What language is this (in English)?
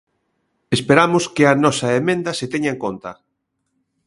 Galician